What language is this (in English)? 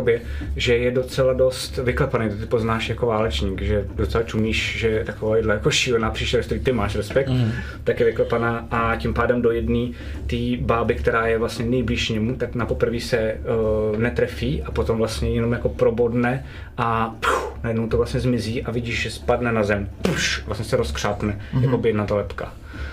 Czech